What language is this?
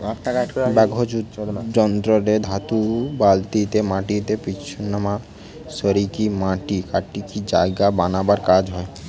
Bangla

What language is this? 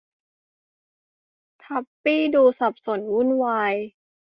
Thai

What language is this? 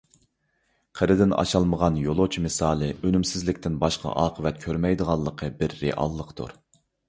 Uyghur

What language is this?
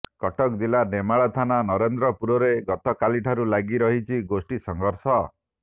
Odia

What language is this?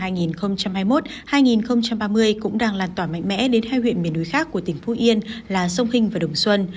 Vietnamese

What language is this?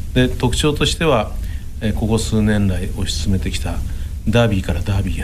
Japanese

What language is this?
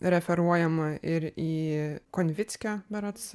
Lithuanian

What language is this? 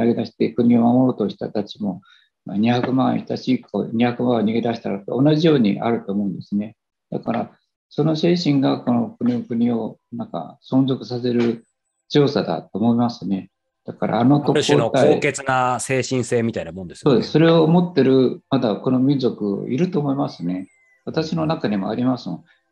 Japanese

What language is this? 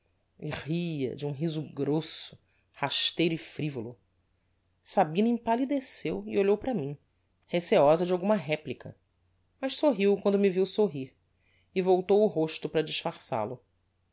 Portuguese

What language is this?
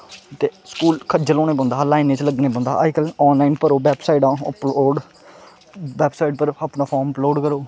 Dogri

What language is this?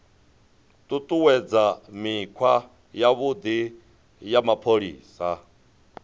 Venda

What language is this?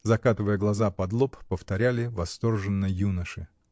Russian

